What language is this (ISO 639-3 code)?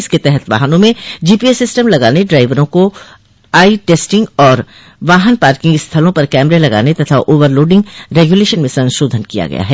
hin